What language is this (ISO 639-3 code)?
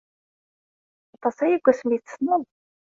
kab